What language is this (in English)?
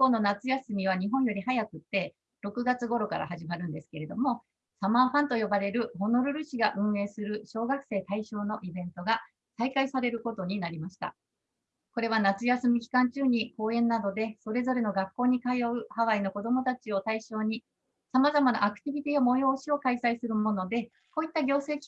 Japanese